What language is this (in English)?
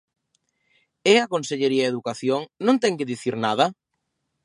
Galician